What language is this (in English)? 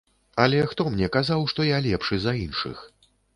Belarusian